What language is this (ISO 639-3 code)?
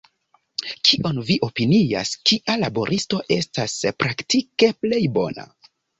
epo